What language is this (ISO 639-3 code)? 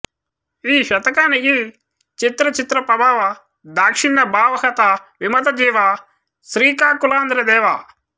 tel